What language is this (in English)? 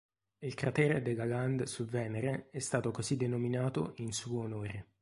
Italian